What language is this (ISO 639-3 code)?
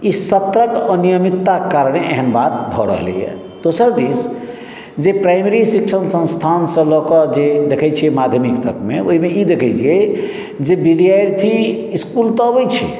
mai